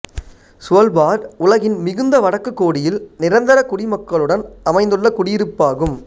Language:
Tamil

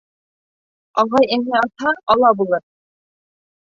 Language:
Bashkir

